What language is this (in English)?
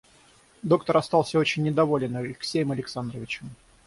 Russian